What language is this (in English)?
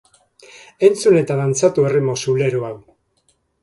Basque